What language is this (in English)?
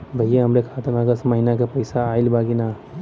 Bhojpuri